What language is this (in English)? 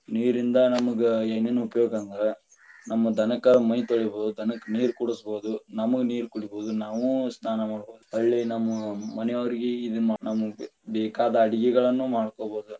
Kannada